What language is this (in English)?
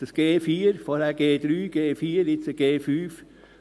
Swiss German